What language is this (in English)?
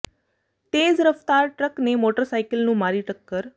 Punjabi